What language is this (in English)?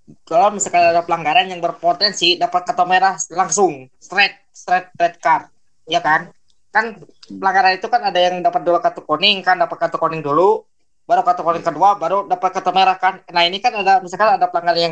Indonesian